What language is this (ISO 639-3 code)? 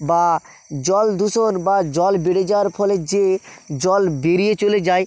ben